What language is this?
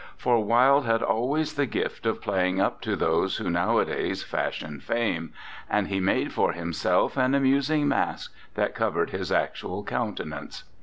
English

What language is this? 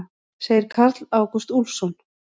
Icelandic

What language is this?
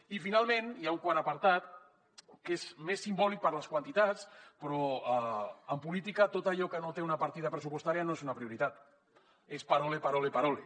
Catalan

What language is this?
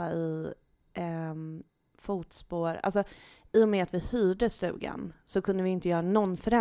Swedish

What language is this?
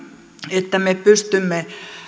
Finnish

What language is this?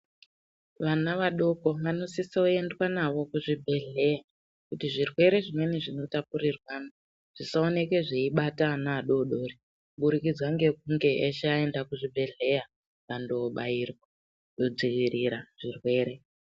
Ndau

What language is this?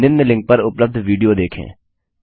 Hindi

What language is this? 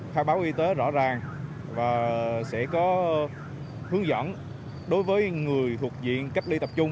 Vietnamese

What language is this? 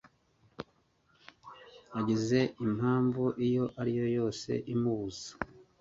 Kinyarwanda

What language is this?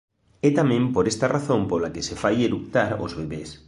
Galician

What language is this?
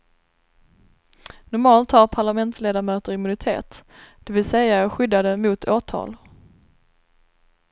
Swedish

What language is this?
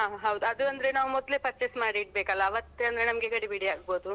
Kannada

